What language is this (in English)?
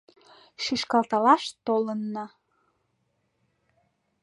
Mari